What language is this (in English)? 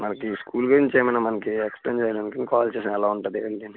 Telugu